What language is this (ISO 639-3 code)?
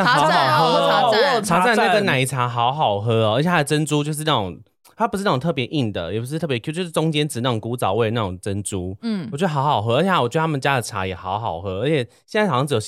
zho